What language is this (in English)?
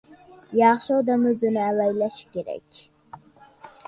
Uzbek